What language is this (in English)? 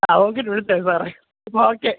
Malayalam